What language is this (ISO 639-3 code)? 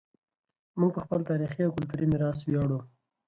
pus